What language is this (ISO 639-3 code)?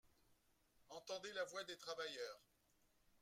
fra